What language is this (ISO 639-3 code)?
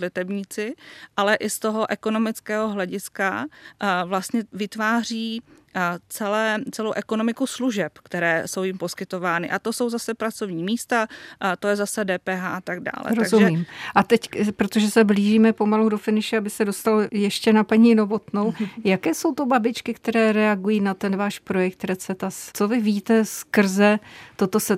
ces